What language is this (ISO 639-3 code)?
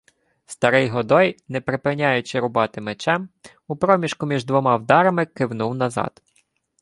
ukr